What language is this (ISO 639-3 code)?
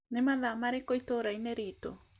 kik